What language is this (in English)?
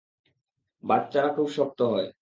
Bangla